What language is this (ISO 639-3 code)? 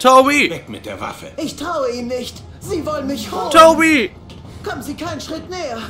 deu